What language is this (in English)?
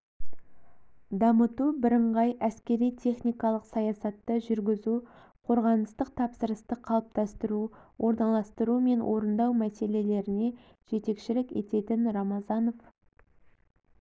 Kazakh